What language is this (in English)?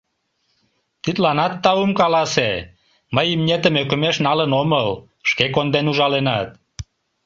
Mari